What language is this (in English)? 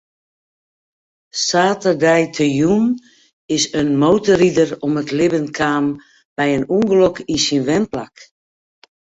Western Frisian